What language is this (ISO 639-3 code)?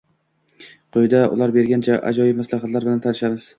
uzb